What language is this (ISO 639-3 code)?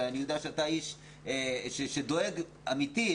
heb